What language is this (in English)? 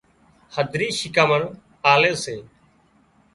Wadiyara Koli